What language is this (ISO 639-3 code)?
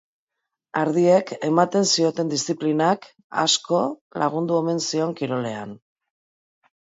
eus